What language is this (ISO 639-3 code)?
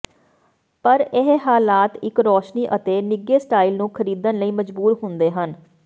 pan